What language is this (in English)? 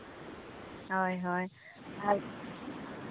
Santali